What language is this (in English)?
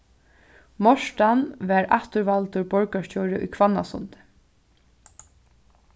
Faroese